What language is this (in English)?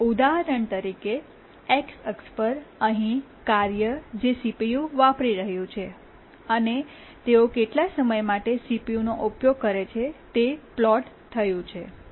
Gujarati